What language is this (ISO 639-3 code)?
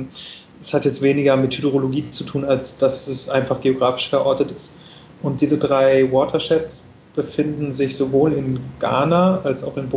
deu